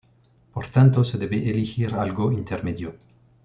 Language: Spanish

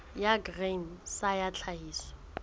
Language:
Southern Sotho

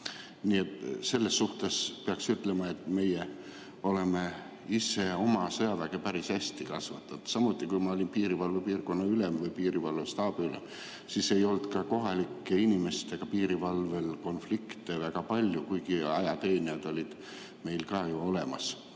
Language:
Estonian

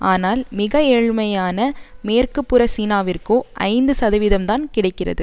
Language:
Tamil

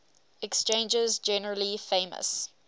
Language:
English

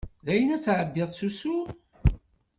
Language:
Kabyle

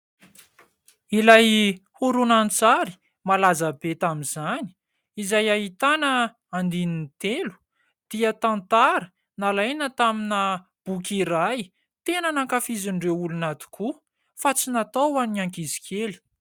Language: Malagasy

